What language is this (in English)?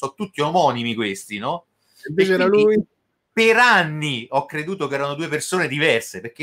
Italian